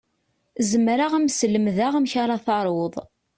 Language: Kabyle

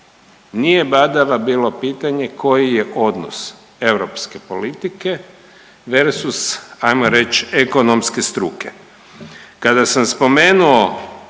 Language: Croatian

